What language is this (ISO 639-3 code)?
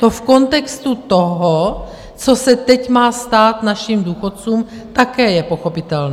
ces